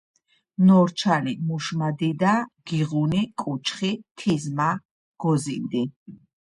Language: Georgian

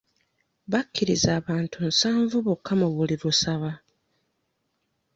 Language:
Ganda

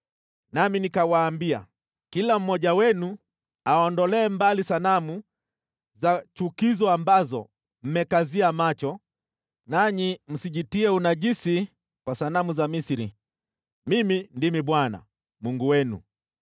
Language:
Swahili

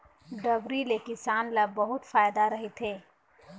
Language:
Chhattisgarhi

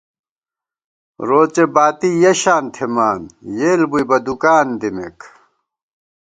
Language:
Gawar-Bati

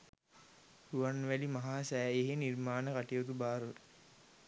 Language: Sinhala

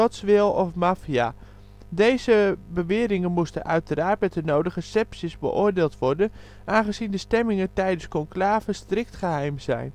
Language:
Dutch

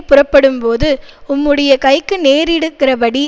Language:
Tamil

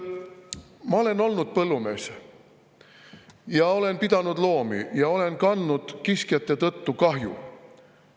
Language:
Estonian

